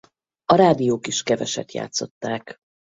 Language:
Hungarian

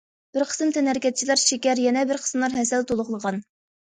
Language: Uyghur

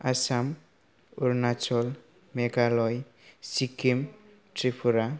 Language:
Bodo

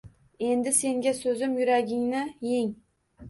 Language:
Uzbek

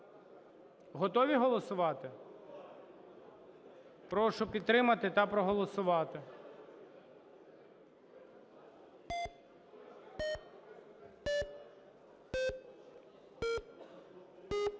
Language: Ukrainian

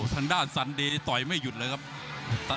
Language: Thai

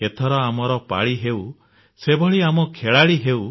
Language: Odia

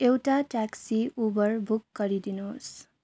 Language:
Nepali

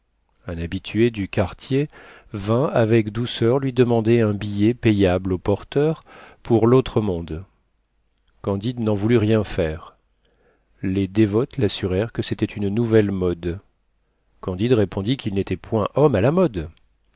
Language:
French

